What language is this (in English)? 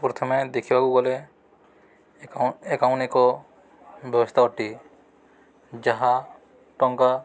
Odia